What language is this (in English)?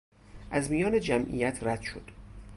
Persian